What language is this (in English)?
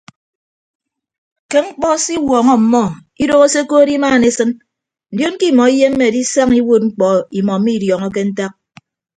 Ibibio